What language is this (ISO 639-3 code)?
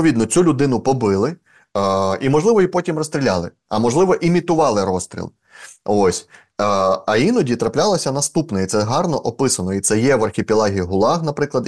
ukr